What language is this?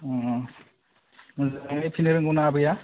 Bodo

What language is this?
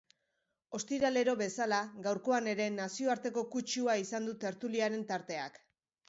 Basque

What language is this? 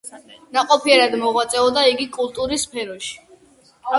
Georgian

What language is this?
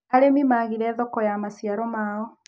Kikuyu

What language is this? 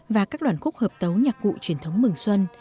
Vietnamese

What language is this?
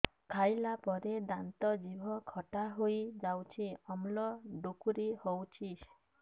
Odia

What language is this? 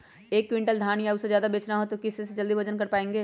Magahi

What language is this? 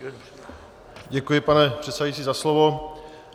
Czech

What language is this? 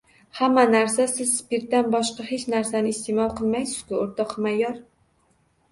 Uzbek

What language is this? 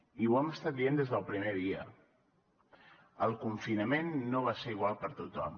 Catalan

